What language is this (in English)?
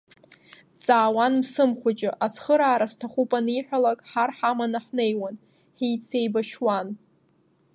Abkhazian